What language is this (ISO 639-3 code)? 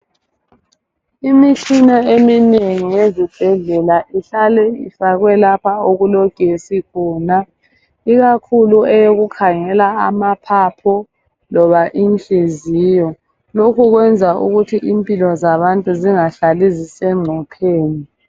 nde